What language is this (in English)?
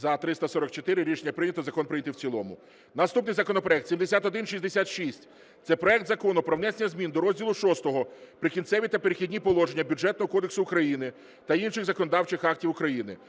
Ukrainian